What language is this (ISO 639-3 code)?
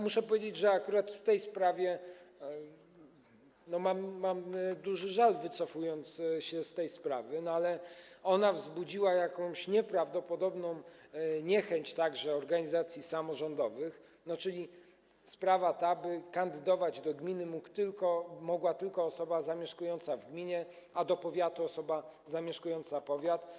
pol